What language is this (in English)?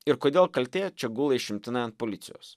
Lithuanian